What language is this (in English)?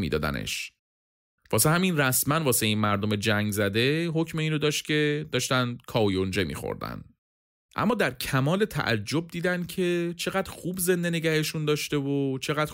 Persian